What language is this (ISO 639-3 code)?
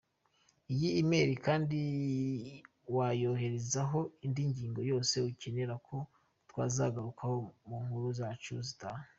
kin